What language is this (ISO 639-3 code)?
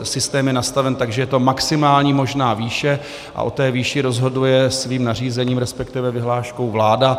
ces